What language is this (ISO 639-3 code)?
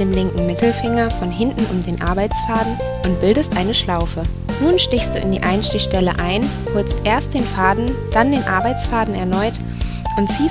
deu